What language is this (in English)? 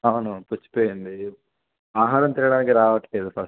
Telugu